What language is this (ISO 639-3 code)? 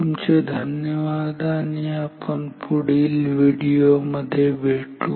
mar